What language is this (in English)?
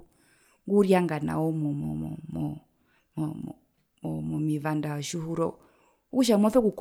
Herero